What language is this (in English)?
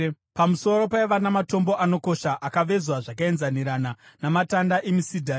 Shona